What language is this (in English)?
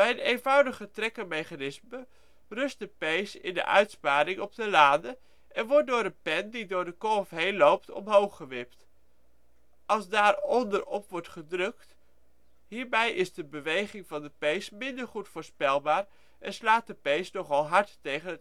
Dutch